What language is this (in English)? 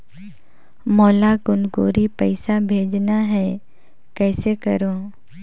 Chhattisgarhi